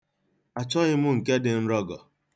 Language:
Igbo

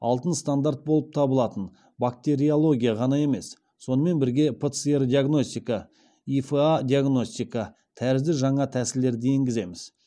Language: Kazakh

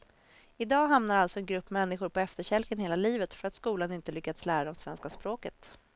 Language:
Swedish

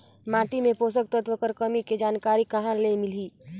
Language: Chhattisgarhi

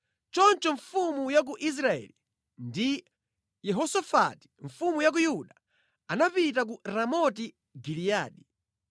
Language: Nyanja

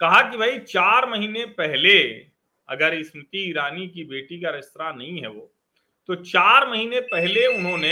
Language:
Hindi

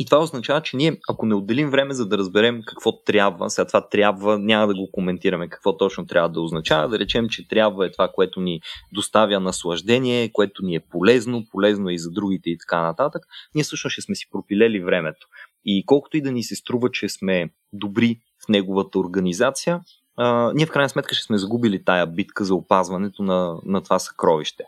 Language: Bulgarian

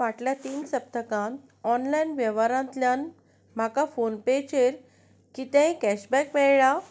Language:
Konkani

